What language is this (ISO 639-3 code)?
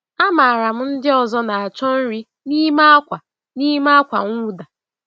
ibo